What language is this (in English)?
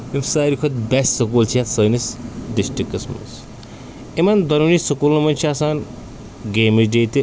Kashmiri